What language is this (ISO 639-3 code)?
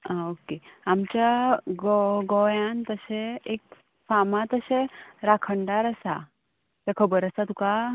kok